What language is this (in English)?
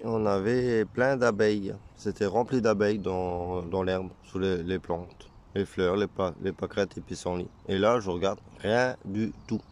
French